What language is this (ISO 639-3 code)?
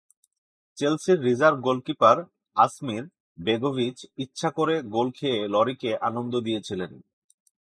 ben